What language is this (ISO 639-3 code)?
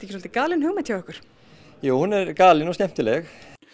isl